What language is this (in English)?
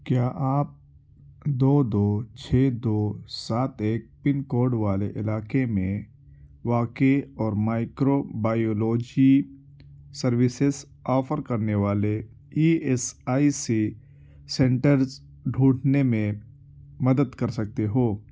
Urdu